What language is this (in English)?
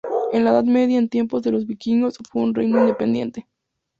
Spanish